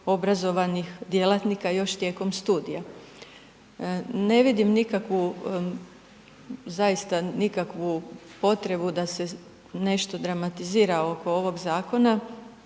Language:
Croatian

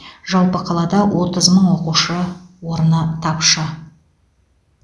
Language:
Kazakh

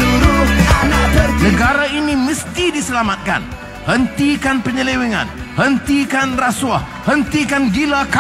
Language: Malay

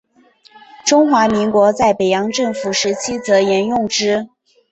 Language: Chinese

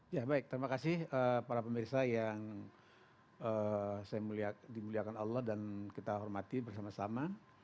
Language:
Indonesian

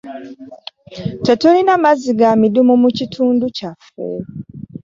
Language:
Ganda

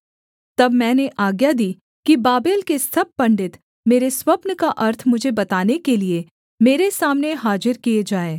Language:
Hindi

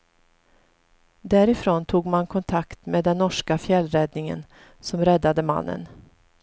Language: Swedish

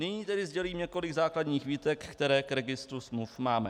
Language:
Czech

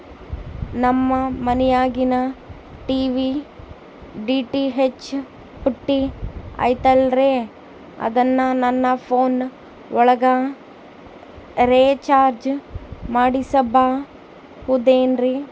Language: Kannada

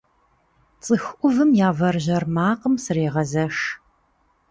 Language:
Kabardian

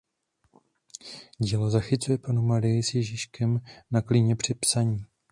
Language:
Czech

